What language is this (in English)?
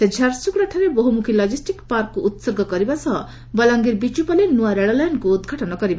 Odia